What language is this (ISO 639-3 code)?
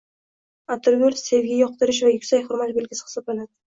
uzb